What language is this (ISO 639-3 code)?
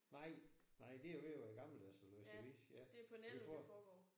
dan